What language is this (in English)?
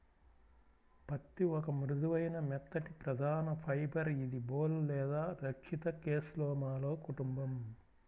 Telugu